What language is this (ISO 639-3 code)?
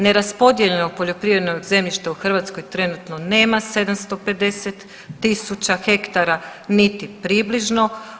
hrv